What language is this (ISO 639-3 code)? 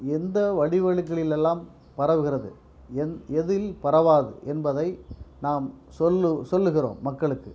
tam